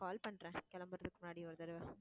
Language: Tamil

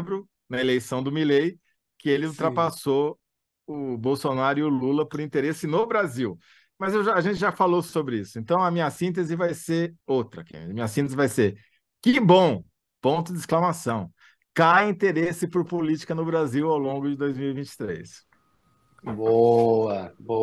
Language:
Portuguese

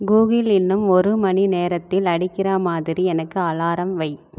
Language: Tamil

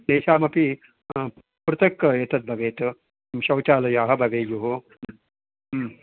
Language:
Sanskrit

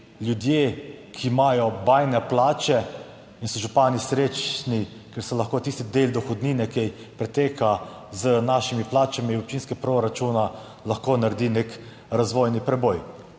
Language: Slovenian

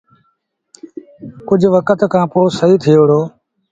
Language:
Sindhi Bhil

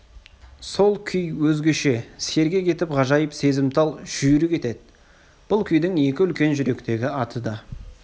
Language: Kazakh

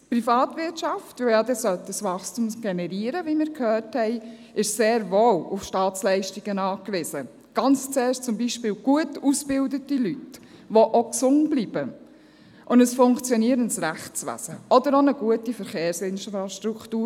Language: Swiss German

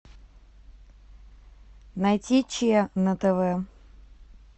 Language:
Russian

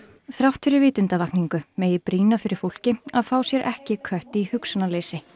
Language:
Icelandic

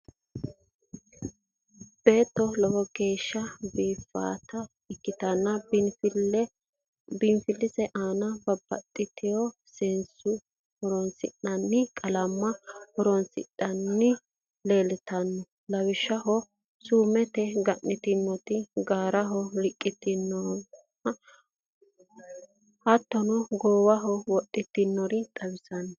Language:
Sidamo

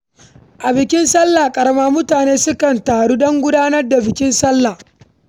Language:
Hausa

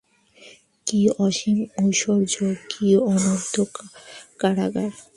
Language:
Bangla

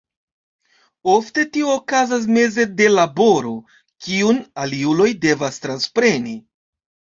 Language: Esperanto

